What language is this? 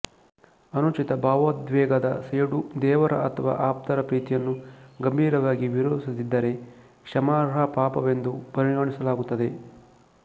Kannada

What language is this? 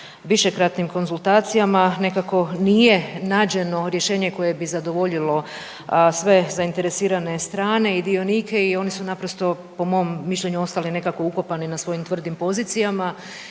Croatian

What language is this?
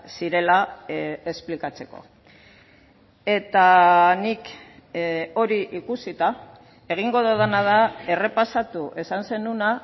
Basque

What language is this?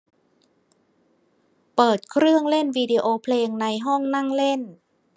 Thai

